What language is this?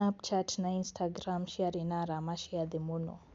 Kikuyu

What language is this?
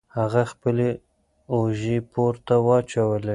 Pashto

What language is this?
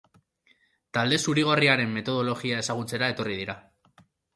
Basque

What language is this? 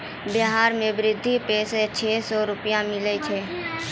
Maithili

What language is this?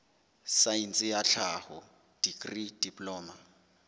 Southern Sotho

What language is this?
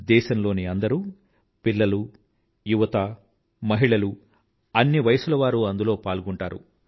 Telugu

